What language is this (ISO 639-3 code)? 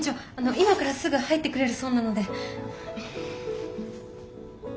jpn